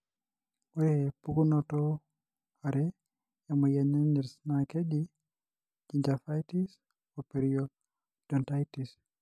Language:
Masai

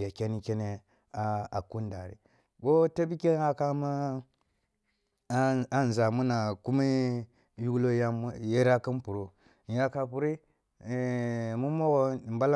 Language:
Kulung (Nigeria)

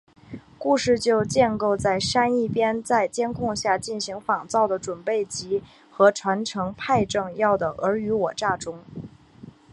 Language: Chinese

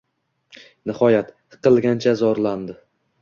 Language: Uzbek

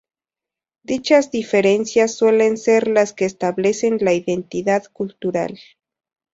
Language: Spanish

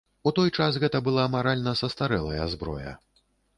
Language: Belarusian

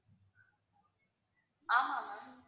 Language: Tamil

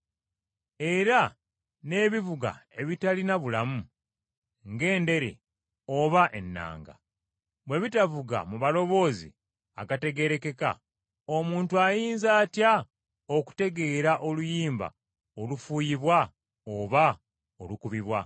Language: Ganda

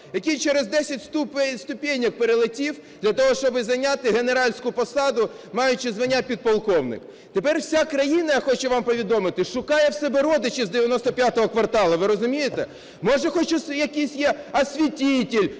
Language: Ukrainian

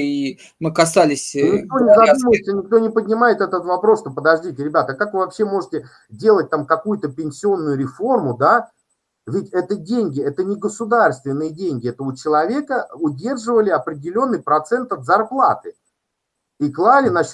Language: Russian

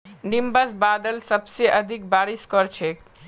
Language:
Magahi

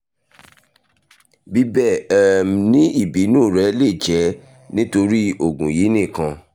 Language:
Yoruba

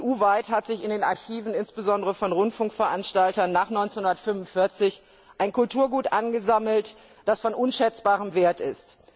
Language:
German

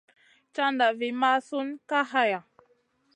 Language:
Masana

